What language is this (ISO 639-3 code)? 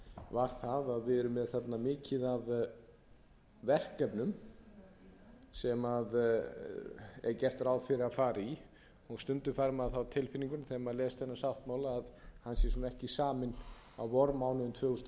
isl